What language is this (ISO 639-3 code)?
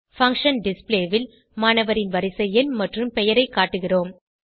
tam